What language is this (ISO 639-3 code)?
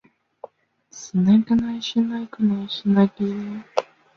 zho